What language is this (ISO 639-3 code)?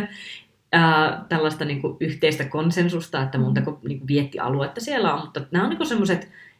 fin